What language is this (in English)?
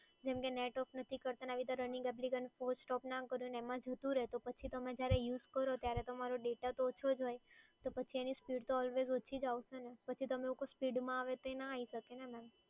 Gujarati